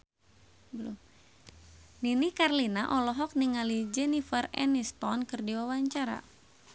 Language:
Sundanese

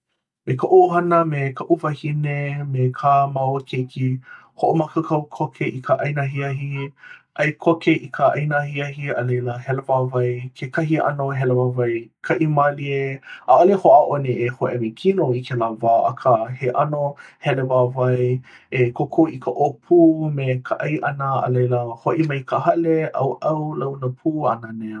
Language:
Hawaiian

